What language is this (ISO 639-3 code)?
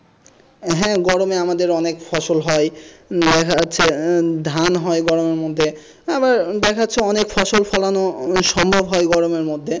ben